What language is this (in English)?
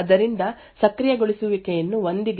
Kannada